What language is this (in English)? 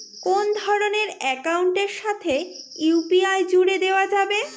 Bangla